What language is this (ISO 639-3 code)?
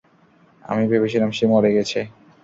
ben